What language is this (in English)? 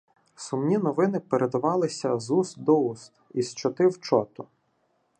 Ukrainian